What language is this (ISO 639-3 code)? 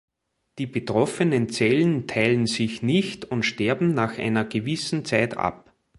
deu